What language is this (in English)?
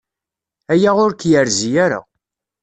Kabyle